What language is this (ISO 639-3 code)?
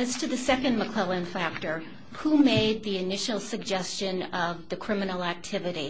eng